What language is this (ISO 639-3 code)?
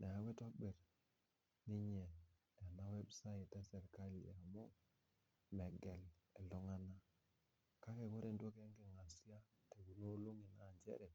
mas